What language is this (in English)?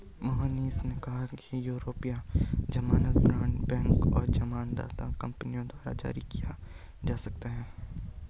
Hindi